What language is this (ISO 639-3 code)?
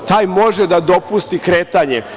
srp